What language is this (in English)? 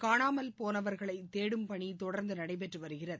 Tamil